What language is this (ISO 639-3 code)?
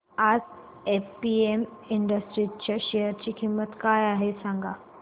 mar